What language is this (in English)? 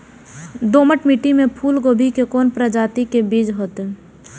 Maithili